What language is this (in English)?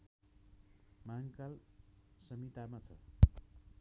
Nepali